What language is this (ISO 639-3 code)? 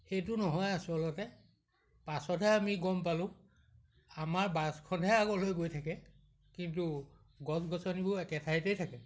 asm